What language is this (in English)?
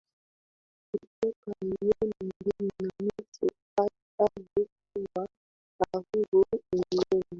Swahili